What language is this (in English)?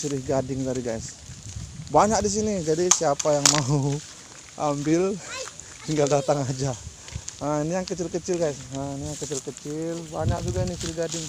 Indonesian